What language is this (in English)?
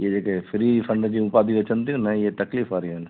Sindhi